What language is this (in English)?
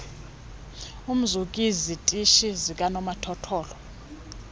Xhosa